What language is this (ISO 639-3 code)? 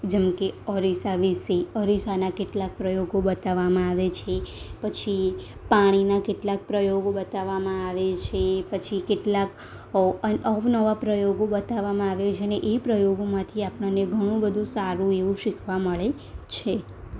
guj